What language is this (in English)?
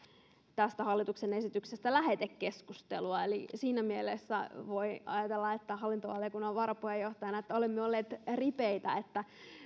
Finnish